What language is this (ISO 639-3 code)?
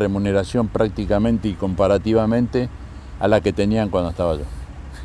spa